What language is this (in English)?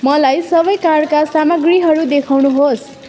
Nepali